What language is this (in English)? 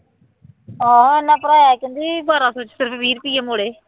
Punjabi